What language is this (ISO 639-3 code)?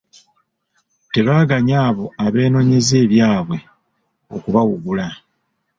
lug